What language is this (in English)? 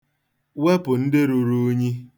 Igbo